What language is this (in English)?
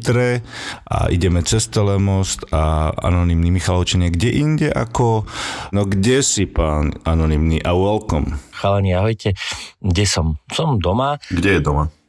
Slovak